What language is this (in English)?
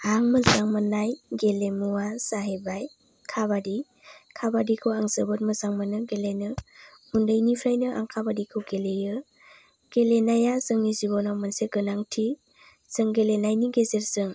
Bodo